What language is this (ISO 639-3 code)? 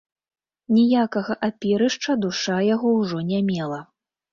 bel